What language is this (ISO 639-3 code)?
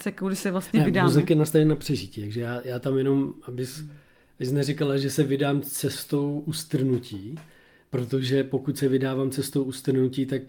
ces